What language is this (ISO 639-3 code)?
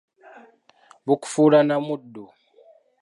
lug